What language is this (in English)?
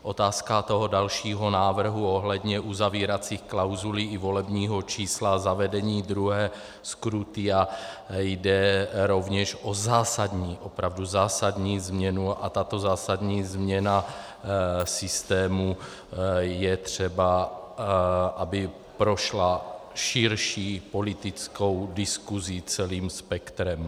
Czech